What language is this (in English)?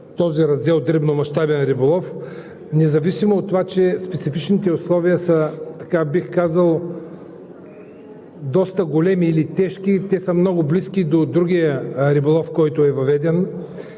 Bulgarian